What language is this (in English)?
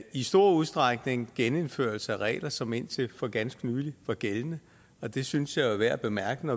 Danish